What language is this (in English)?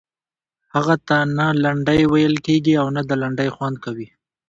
Pashto